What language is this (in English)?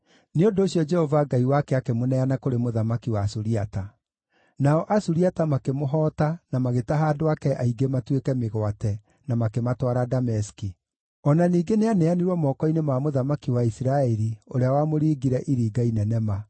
Kikuyu